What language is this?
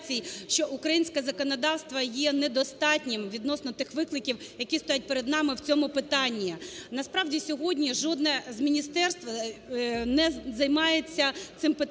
Ukrainian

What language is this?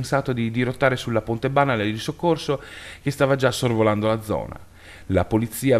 Italian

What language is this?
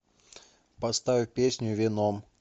Russian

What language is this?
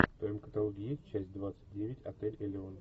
Russian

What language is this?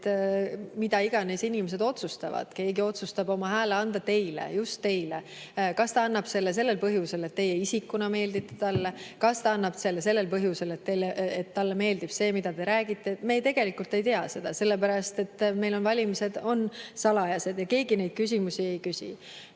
Estonian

